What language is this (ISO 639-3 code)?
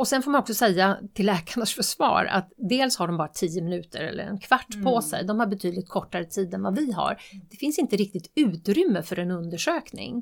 swe